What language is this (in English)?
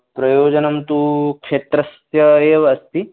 Sanskrit